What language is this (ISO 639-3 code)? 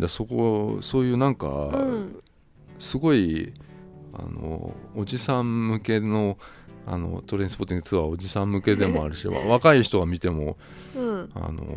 jpn